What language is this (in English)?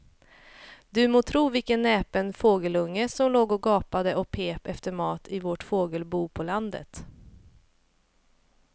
Swedish